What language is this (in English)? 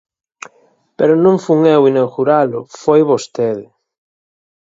Galician